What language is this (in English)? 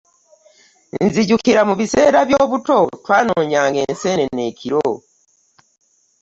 Ganda